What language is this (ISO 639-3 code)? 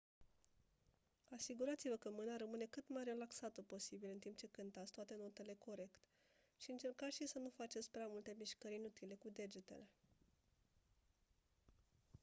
ron